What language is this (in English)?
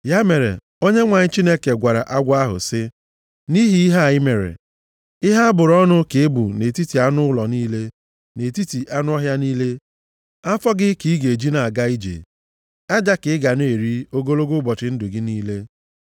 Igbo